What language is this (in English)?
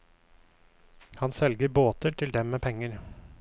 Norwegian